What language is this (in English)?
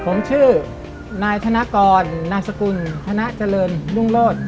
Thai